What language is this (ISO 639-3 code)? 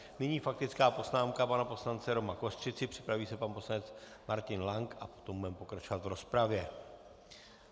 ces